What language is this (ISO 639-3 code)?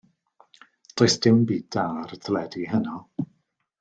cym